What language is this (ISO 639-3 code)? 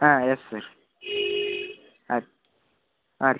kan